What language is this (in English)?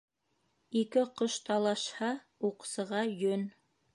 Bashkir